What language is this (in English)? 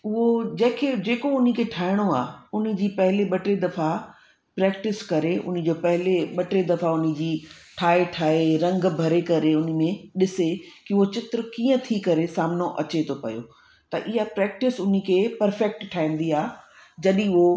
Sindhi